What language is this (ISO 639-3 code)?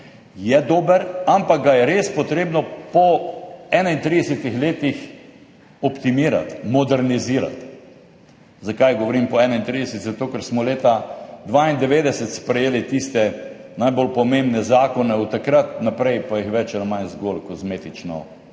slv